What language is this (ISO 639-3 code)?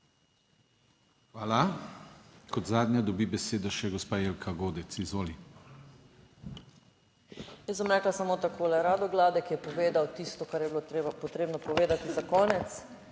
slv